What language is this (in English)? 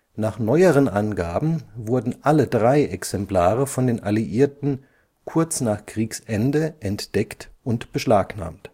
German